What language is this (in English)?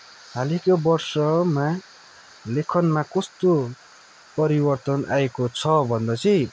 Nepali